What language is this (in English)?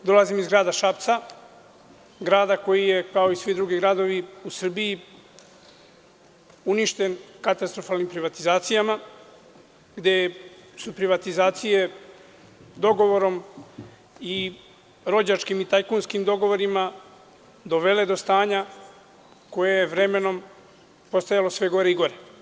Serbian